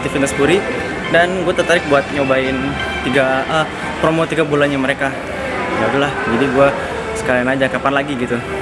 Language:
Indonesian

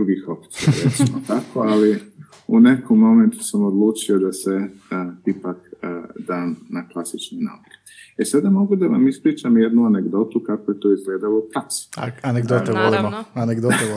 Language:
Croatian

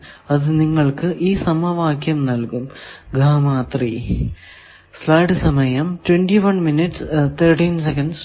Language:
Malayalam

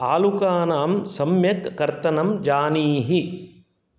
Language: Sanskrit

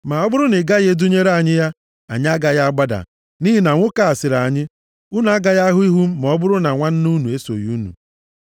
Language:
Igbo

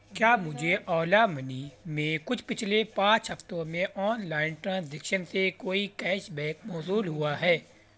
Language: Urdu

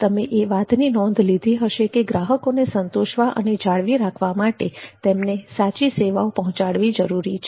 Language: Gujarati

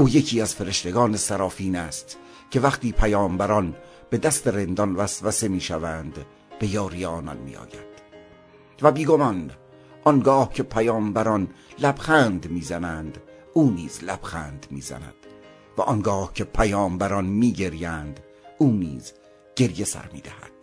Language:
Persian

